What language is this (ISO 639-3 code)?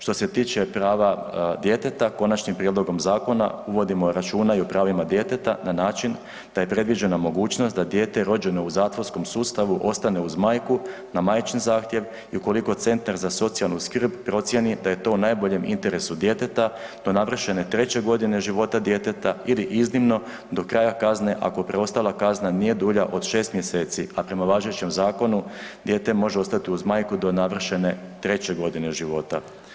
hrv